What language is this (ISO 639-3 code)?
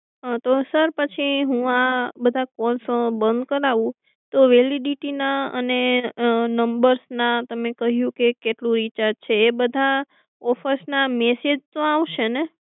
guj